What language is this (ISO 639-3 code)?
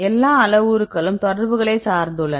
tam